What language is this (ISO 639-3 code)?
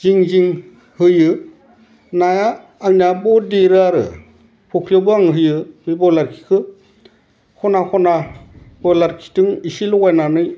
brx